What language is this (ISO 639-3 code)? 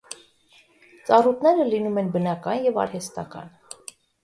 hye